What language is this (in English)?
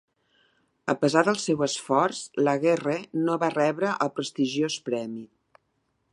Catalan